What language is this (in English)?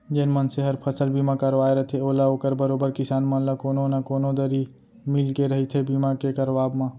Chhattisgarhi